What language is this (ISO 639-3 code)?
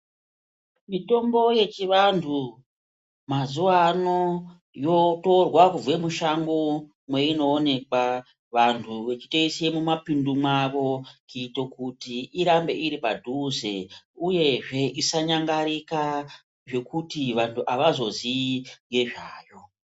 ndc